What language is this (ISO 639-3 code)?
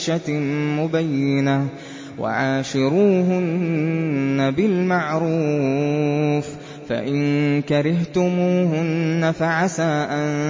ara